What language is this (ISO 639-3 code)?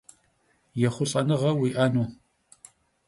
kbd